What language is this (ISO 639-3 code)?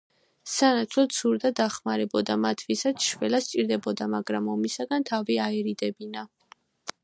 kat